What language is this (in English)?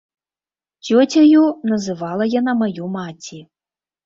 Belarusian